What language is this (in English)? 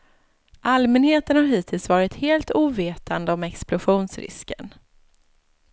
Swedish